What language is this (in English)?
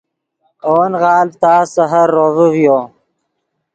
Yidgha